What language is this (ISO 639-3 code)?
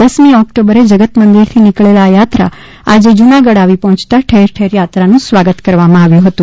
guj